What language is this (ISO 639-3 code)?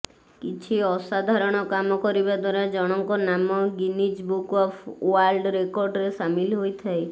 ori